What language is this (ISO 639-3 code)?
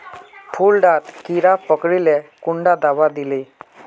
mag